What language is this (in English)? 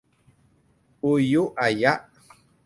Thai